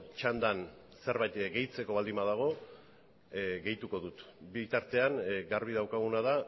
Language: Basque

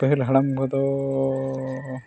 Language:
Santali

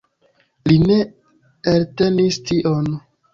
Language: Esperanto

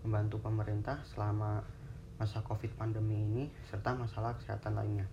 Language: Indonesian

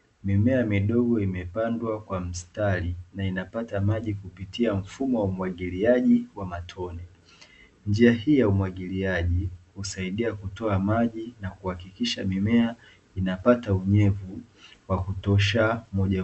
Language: Swahili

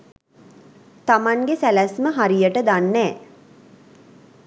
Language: Sinhala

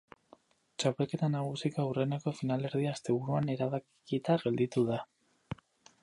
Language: Basque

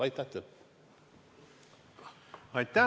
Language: Estonian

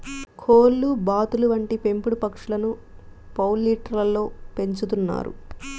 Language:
Telugu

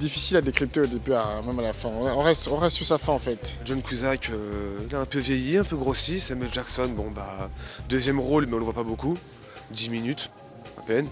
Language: French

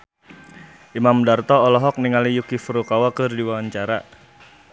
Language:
Sundanese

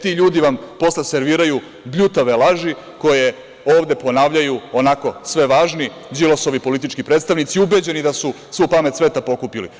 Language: Serbian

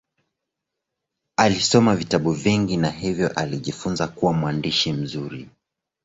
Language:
Swahili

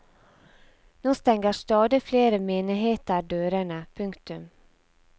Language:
Norwegian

